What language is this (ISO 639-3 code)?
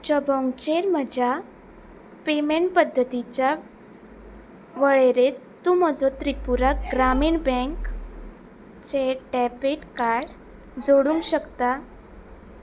kok